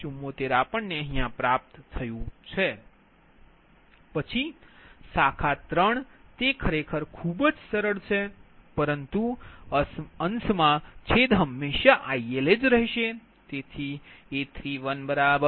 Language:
Gujarati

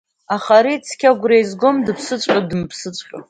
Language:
Abkhazian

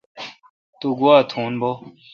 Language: Kalkoti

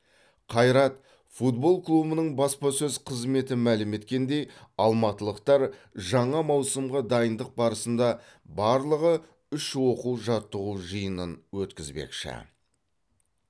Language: Kazakh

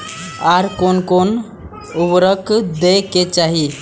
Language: Maithili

